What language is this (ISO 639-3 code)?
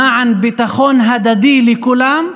heb